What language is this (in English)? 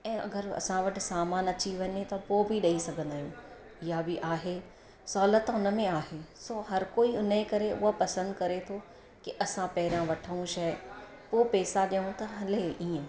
Sindhi